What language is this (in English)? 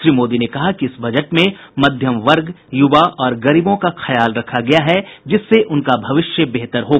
Hindi